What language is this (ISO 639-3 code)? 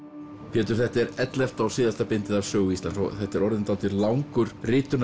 isl